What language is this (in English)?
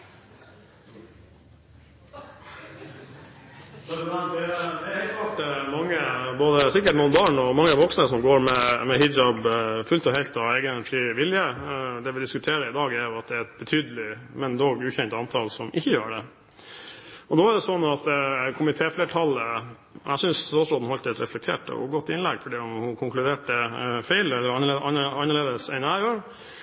Norwegian Bokmål